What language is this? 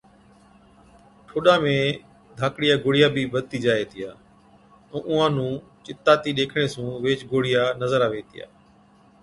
Od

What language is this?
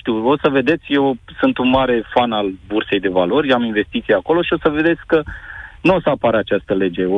Romanian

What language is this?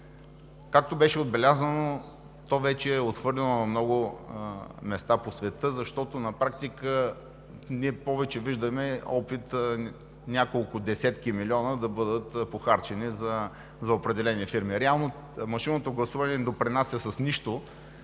Bulgarian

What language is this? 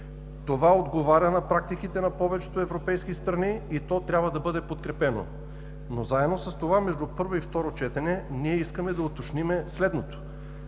Bulgarian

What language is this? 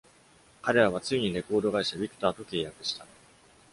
Japanese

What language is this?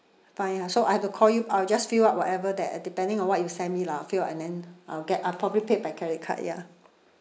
English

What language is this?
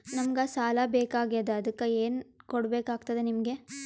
Kannada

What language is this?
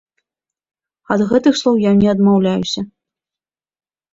Belarusian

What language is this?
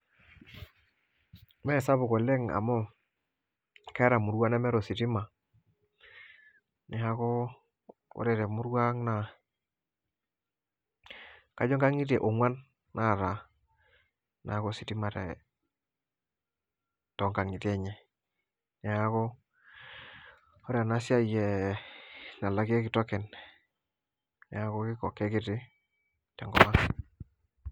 Masai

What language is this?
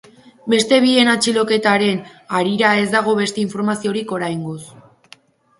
Basque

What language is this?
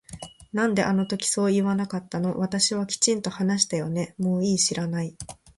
Japanese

